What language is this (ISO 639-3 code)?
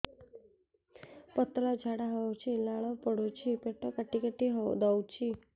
ori